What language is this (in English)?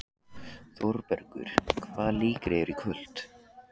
Icelandic